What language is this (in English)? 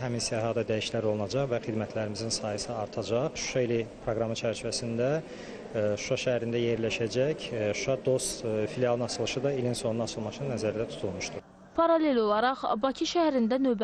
Turkish